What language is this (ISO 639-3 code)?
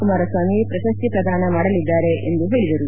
kan